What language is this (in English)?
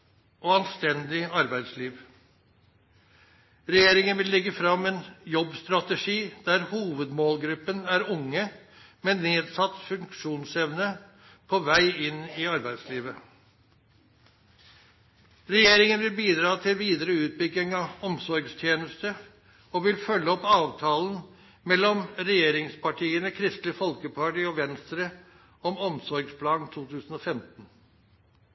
Norwegian Nynorsk